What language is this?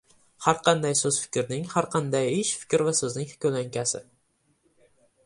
Uzbek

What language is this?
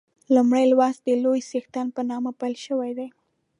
Pashto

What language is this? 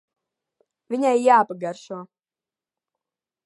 Latvian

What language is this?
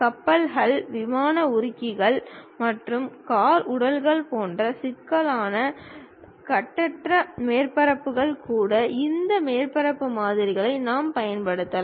Tamil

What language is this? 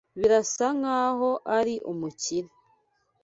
Kinyarwanda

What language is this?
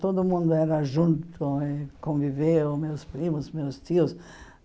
Portuguese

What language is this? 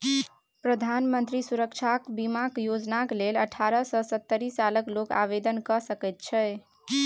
Maithili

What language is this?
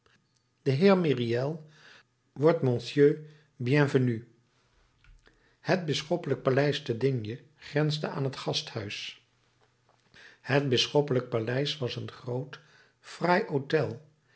Dutch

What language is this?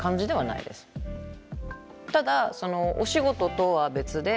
Japanese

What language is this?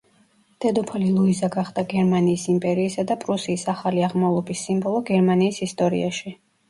Georgian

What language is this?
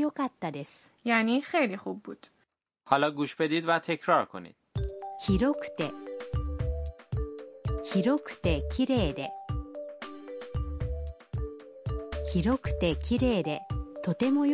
Persian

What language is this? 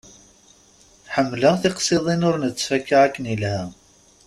Kabyle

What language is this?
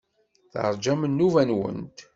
Kabyle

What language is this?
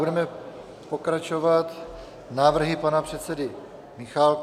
Czech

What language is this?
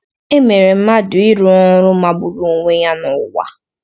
Igbo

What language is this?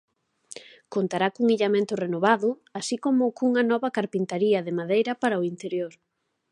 Galician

